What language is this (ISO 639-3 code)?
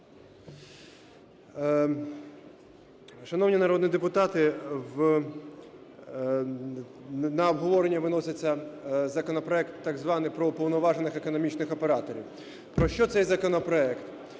ukr